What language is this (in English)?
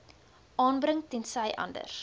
Afrikaans